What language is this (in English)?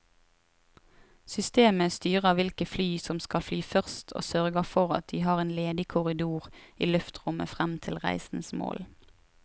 Norwegian